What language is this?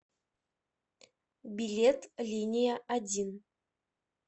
Russian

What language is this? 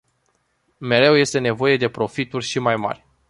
Romanian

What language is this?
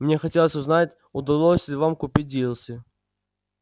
Russian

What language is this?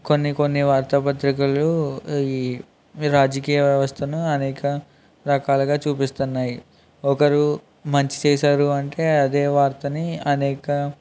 Telugu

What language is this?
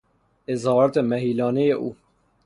Persian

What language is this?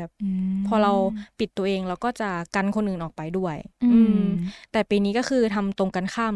Thai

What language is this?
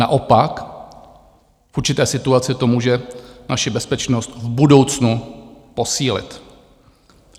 Czech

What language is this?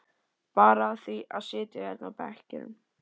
Icelandic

